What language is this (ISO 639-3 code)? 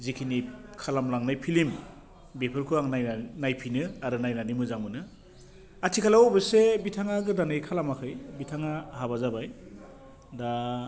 brx